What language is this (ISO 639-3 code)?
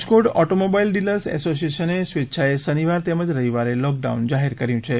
guj